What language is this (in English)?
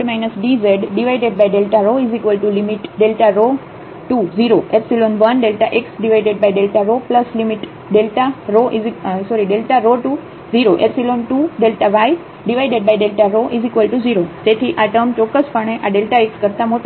Gujarati